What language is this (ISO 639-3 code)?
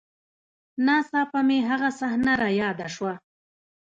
pus